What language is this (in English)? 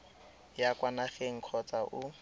Tswana